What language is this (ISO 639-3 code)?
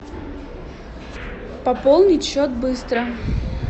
rus